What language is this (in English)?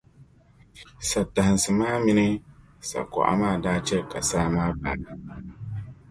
Dagbani